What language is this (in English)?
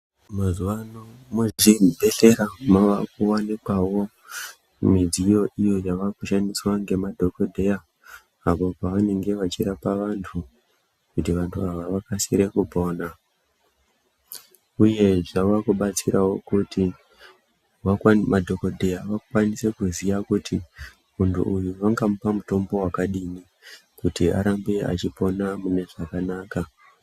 Ndau